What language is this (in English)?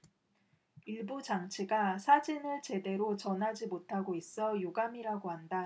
Korean